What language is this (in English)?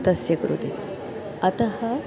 Sanskrit